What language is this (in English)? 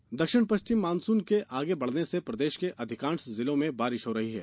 Hindi